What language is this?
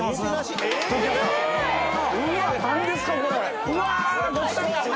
Japanese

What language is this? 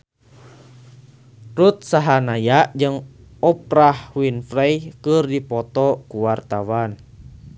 Sundanese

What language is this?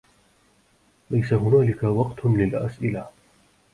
Arabic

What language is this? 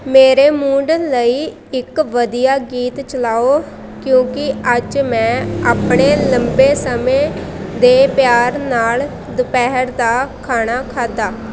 Punjabi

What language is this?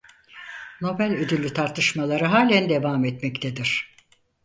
Turkish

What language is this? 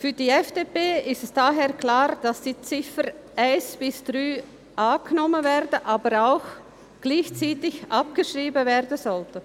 Swiss German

